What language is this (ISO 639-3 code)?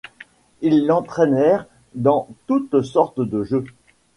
fra